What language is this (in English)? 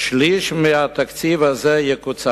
Hebrew